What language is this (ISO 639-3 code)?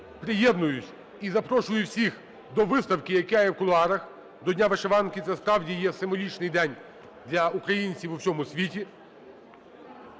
ukr